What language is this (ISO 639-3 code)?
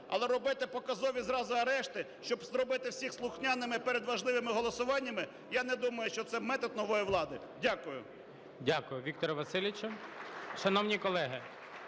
ukr